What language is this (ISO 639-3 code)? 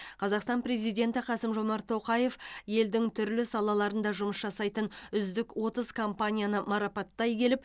kaz